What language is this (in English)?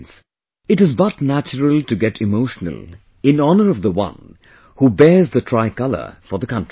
English